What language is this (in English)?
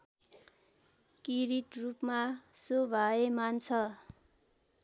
Nepali